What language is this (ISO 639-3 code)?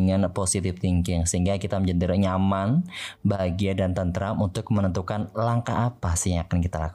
ind